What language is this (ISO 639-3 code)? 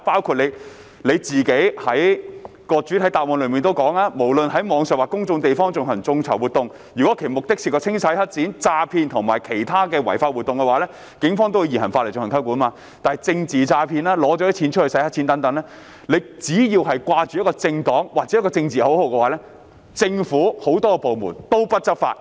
yue